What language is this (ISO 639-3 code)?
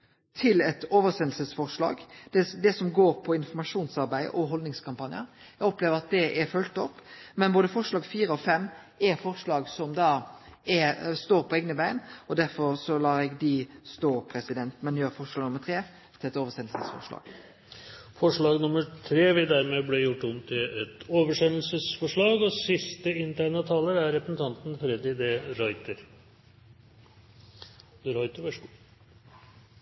nor